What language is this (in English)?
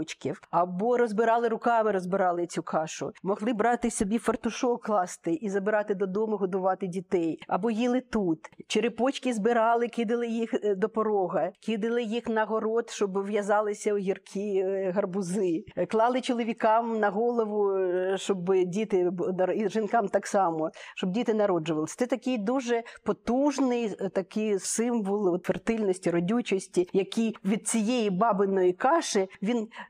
Ukrainian